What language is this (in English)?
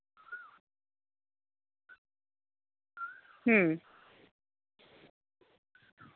Santali